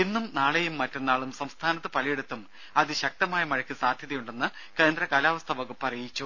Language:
Malayalam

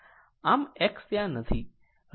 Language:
Gujarati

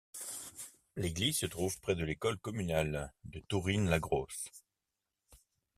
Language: French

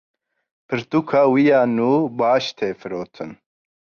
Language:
Kurdish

